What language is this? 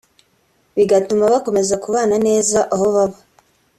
Kinyarwanda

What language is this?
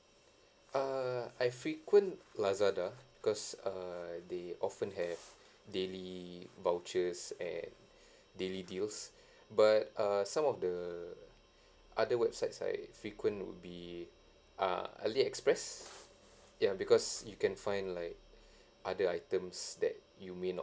English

